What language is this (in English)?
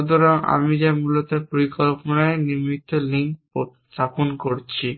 Bangla